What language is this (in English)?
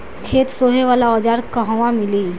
Bhojpuri